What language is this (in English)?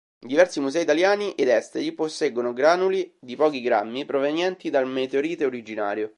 Italian